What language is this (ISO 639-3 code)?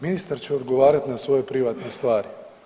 hrv